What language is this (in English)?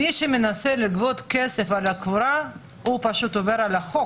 Hebrew